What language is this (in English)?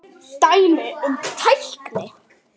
Icelandic